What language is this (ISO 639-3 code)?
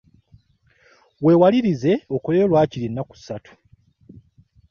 lug